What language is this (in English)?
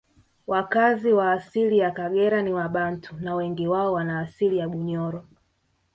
Swahili